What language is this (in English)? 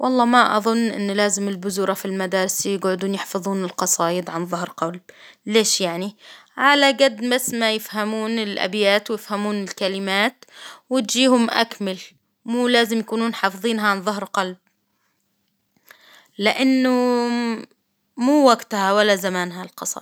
Hijazi Arabic